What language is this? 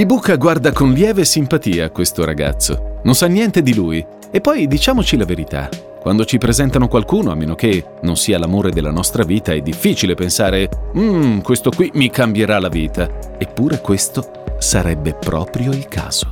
Italian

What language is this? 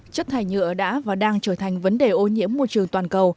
Vietnamese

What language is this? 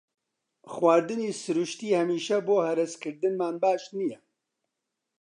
Central Kurdish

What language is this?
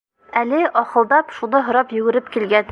Bashkir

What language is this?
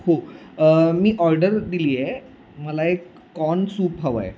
Marathi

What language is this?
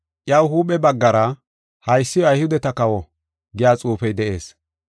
Gofa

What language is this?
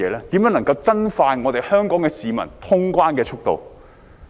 Cantonese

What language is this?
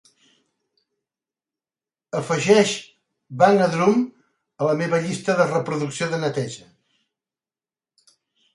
Catalan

